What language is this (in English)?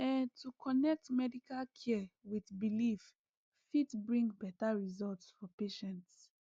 Nigerian Pidgin